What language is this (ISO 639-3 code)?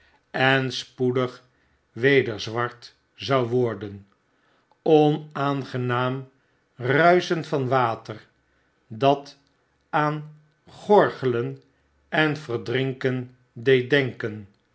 nld